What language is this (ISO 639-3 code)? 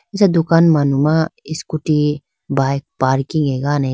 clk